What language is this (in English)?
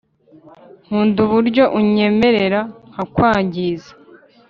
Kinyarwanda